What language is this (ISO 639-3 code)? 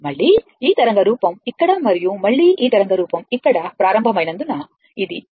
tel